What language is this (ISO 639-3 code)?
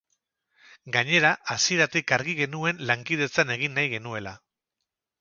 eus